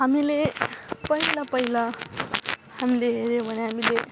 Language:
Nepali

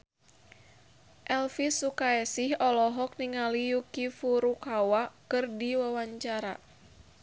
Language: Sundanese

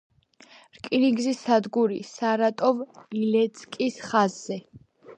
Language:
Georgian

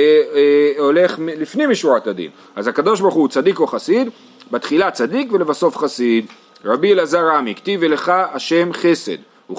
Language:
Hebrew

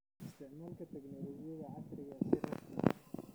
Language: Somali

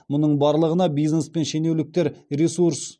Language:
Kazakh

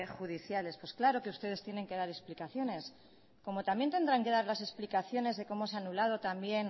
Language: Spanish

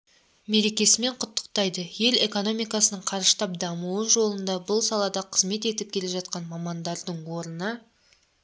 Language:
Kazakh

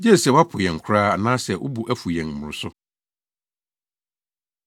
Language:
Akan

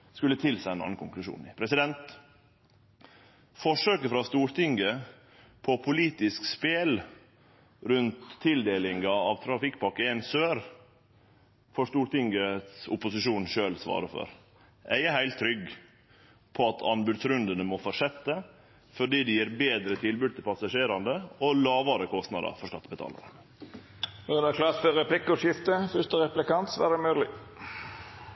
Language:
Norwegian Nynorsk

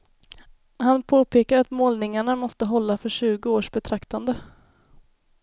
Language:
Swedish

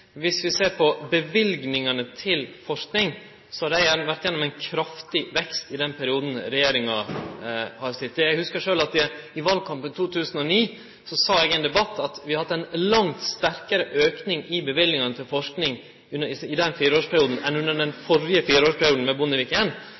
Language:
Norwegian Nynorsk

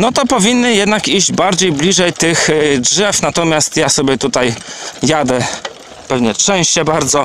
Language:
Polish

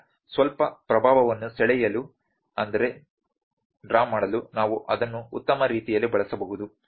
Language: Kannada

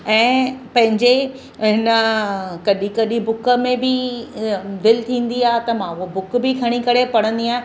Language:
Sindhi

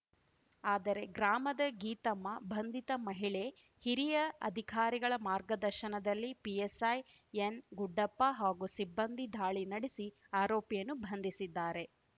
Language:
Kannada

